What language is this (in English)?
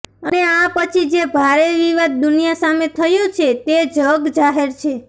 Gujarati